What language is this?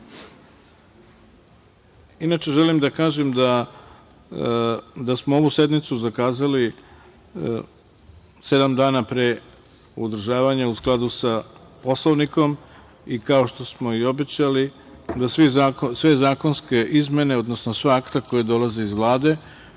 Serbian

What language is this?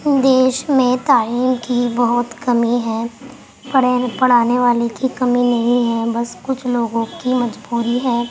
Urdu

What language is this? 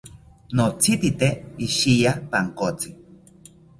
South Ucayali Ashéninka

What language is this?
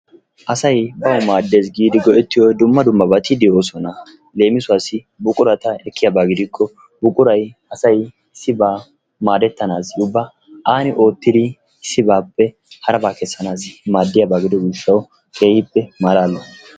Wolaytta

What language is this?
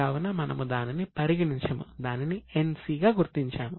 Telugu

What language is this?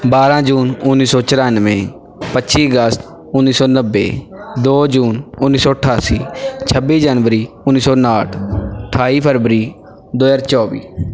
Punjabi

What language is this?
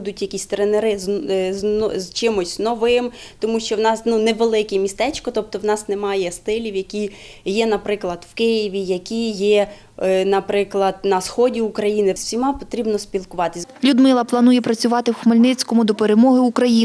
Ukrainian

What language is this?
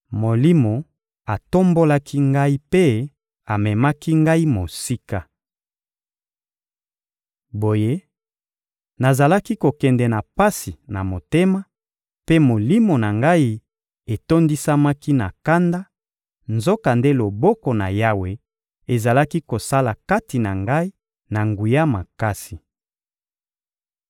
Lingala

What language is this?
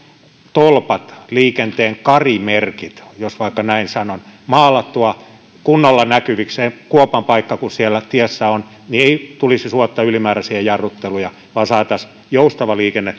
Finnish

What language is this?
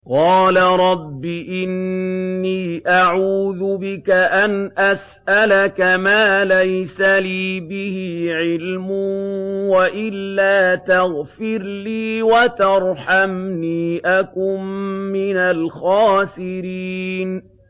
Arabic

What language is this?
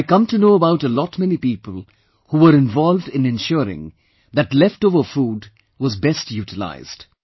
English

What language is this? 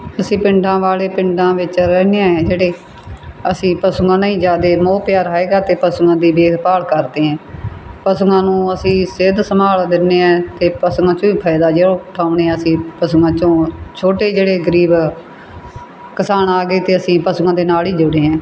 Punjabi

